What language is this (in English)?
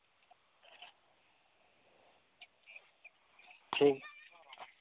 Santali